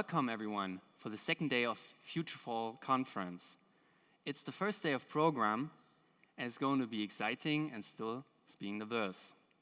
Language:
German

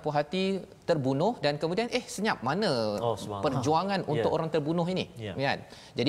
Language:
Malay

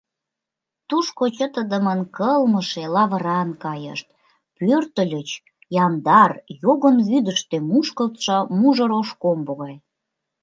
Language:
Mari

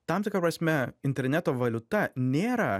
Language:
Lithuanian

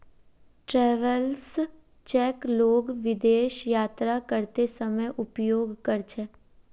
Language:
Magahi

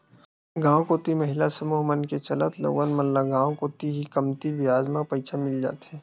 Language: Chhattisgarhi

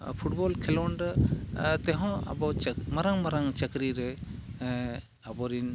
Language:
Santali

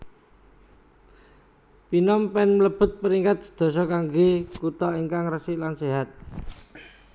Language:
Javanese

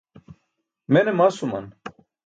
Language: Burushaski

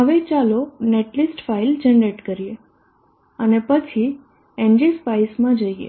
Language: Gujarati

